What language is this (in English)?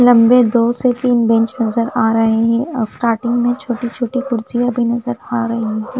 Hindi